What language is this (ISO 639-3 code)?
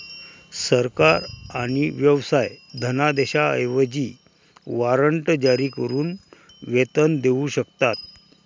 mar